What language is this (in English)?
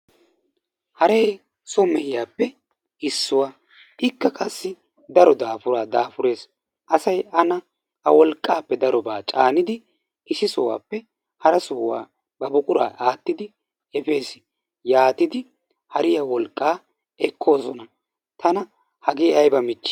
Wolaytta